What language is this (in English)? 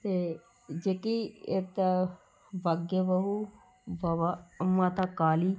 Dogri